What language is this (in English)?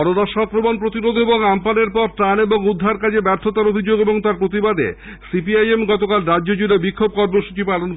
Bangla